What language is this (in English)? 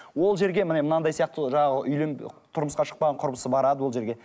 Kazakh